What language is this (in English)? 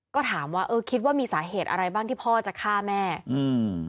Thai